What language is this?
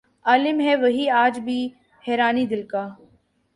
Urdu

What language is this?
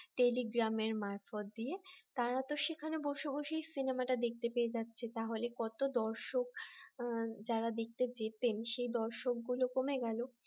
Bangla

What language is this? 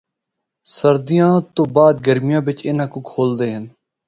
Northern Hindko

